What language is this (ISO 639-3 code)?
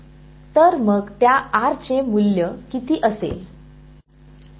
mar